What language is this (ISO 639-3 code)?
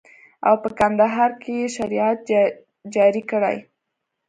pus